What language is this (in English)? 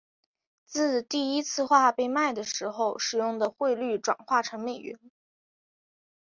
Chinese